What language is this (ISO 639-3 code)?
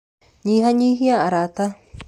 kik